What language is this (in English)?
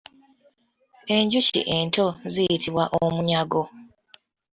Ganda